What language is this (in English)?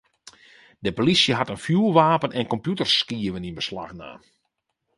Western Frisian